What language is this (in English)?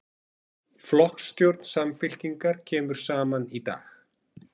Icelandic